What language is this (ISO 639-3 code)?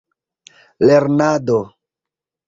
epo